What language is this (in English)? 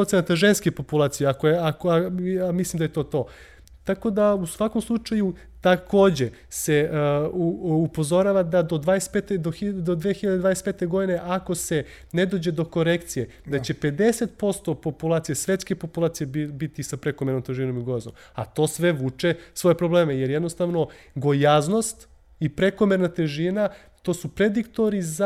Croatian